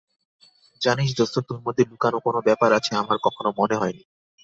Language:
Bangla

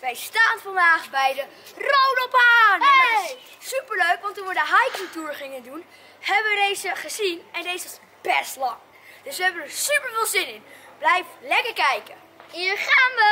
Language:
Dutch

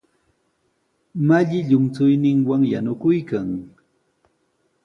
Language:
Sihuas Ancash Quechua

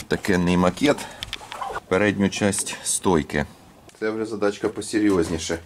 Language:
Ukrainian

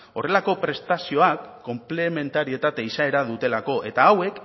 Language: Basque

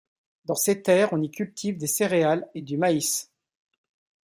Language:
French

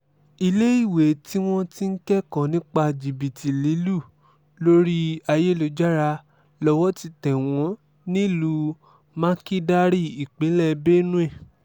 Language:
Yoruba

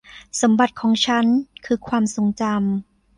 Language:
Thai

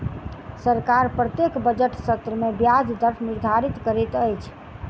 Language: Maithili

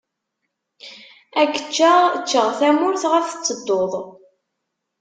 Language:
Kabyle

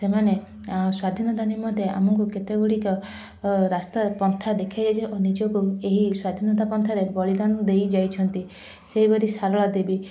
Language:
Odia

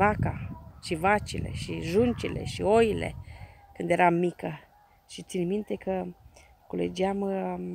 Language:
Romanian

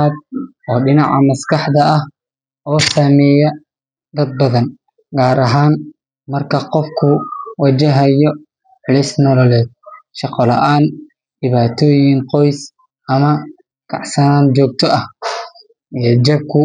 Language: Somali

